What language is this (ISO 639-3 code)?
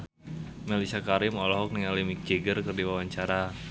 sun